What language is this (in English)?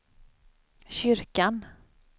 Swedish